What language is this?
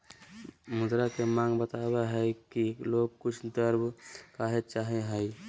Magahi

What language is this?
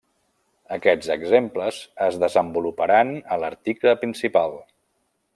Catalan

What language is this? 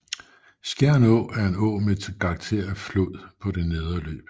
Danish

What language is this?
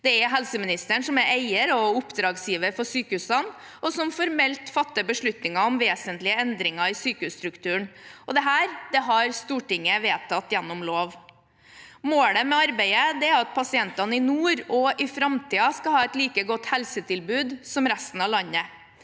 Norwegian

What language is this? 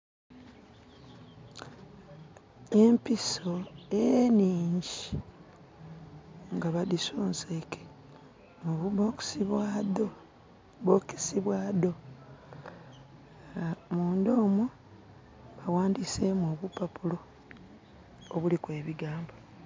Soga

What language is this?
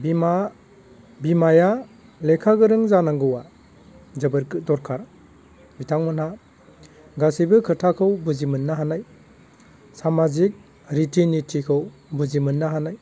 Bodo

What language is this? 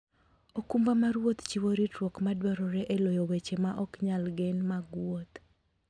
Luo (Kenya and Tanzania)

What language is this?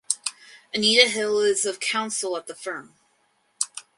English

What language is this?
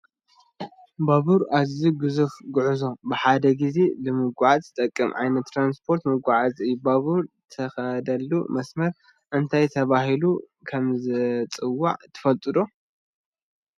Tigrinya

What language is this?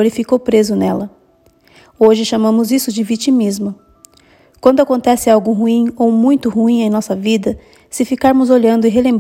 Portuguese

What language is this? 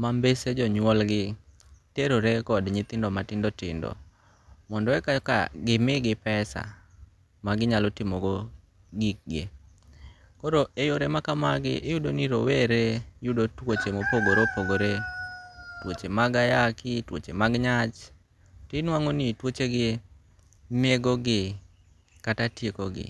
Luo (Kenya and Tanzania)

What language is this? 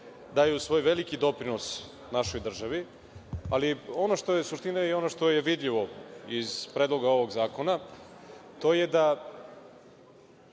Serbian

